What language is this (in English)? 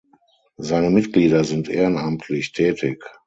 German